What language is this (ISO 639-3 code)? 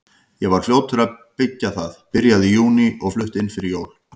isl